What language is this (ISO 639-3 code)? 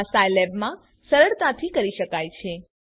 guj